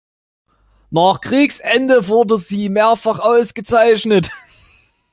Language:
German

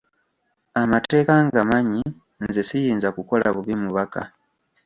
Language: Ganda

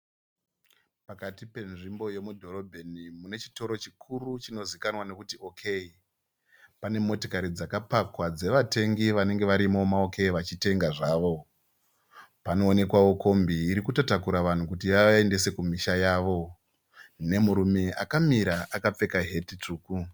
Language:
Shona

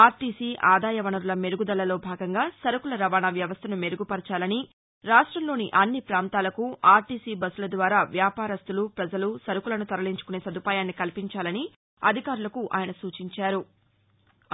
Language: Telugu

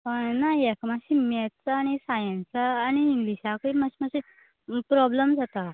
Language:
Konkani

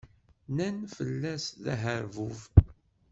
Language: Kabyle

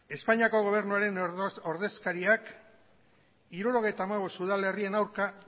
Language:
Basque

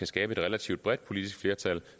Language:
Danish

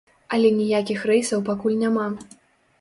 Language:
Belarusian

